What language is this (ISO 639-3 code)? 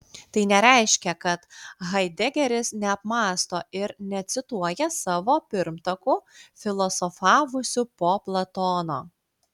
lit